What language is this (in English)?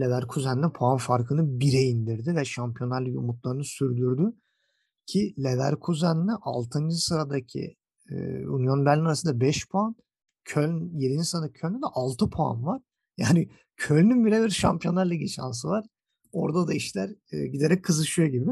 Turkish